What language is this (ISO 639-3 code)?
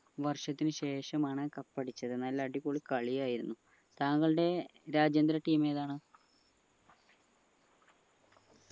mal